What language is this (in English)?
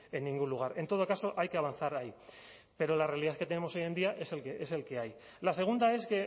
Spanish